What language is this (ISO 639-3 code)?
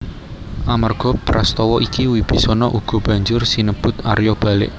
jav